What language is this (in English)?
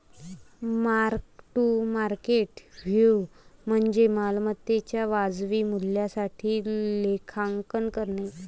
Marathi